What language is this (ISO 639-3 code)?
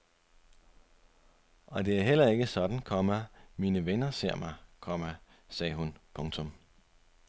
dan